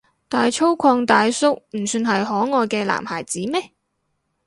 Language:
Cantonese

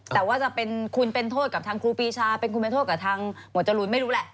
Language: Thai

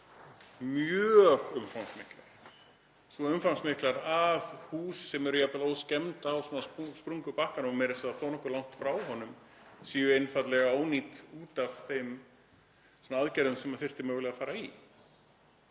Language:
Icelandic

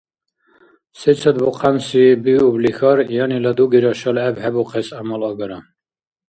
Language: Dargwa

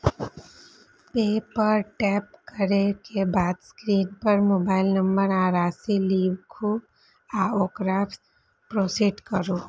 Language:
Maithili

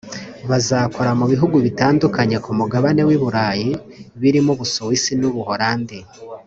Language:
Kinyarwanda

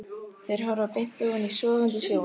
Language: Icelandic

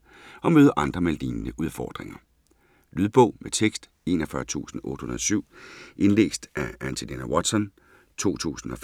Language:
Danish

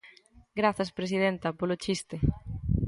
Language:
Galician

